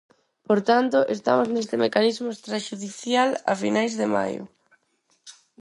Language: Galician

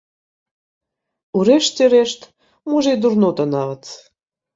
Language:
Belarusian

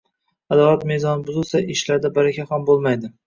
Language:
Uzbek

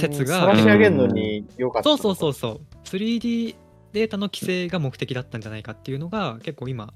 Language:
Japanese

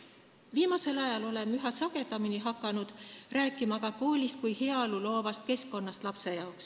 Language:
Estonian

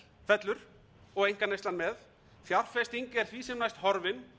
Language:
Icelandic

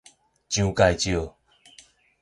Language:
Min Nan Chinese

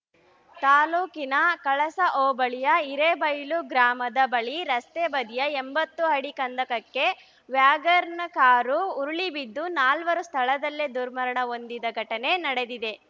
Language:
Kannada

